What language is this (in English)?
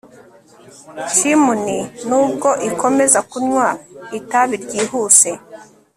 Kinyarwanda